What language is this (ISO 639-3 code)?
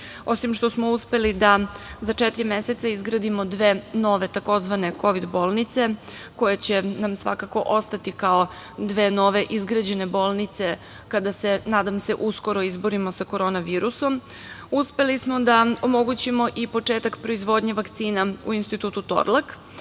srp